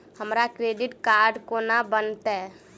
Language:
Maithili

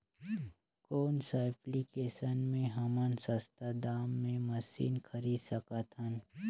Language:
Chhattisgarhi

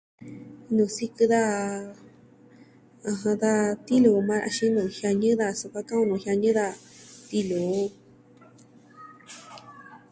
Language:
Southwestern Tlaxiaco Mixtec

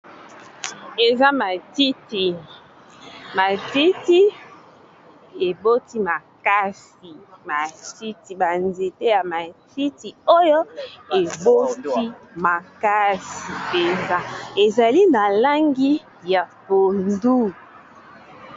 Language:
Lingala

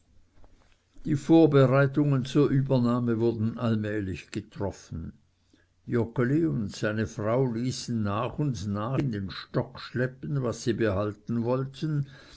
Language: German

